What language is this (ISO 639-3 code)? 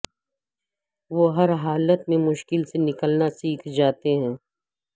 urd